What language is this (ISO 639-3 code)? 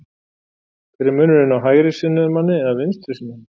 isl